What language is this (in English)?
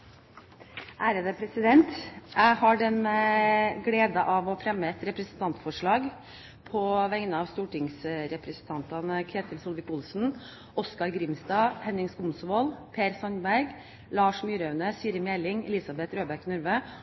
Norwegian Bokmål